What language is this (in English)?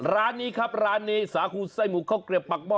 Thai